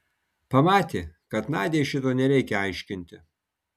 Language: Lithuanian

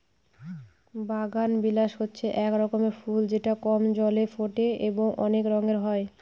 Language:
Bangla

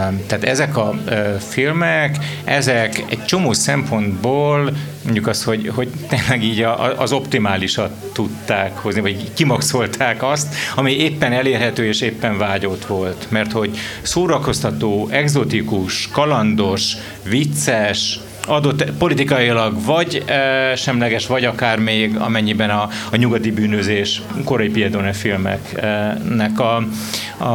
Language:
Hungarian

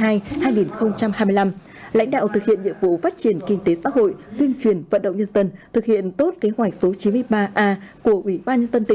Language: Vietnamese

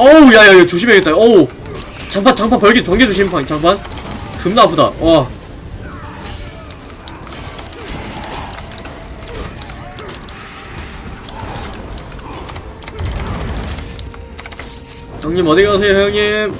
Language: Korean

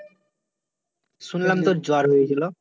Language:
Bangla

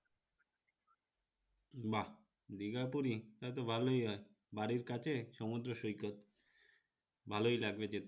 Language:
Bangla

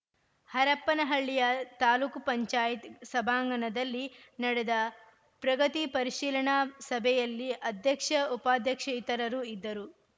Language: Kannada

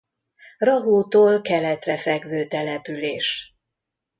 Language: Hungarian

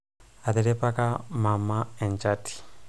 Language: Masai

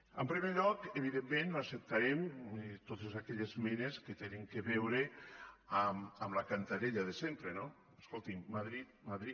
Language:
Catalan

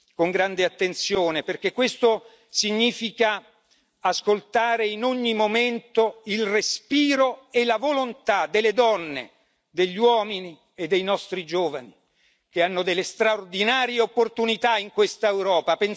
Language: Italian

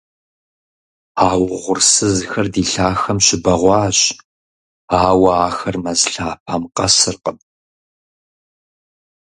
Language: Kabardian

